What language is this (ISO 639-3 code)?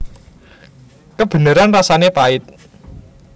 jav